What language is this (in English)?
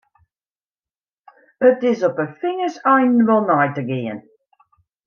Western Frisian